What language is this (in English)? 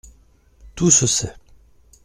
French